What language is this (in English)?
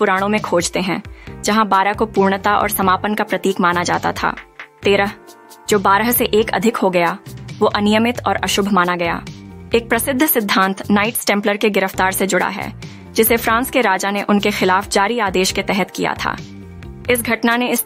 Hindi